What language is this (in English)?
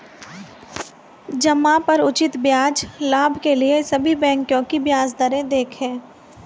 Hindi